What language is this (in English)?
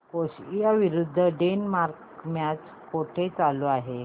Marathi